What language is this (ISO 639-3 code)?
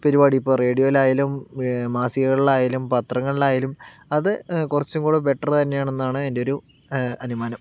mal